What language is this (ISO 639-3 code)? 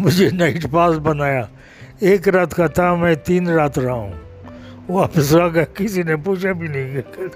urd